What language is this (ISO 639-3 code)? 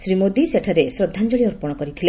ori